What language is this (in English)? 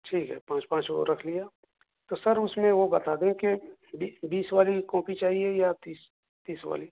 Urdu